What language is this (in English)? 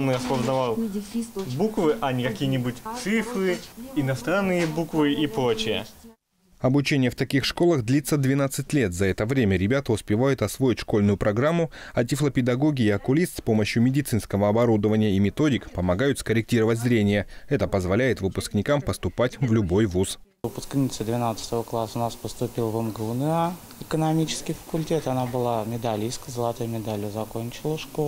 Russian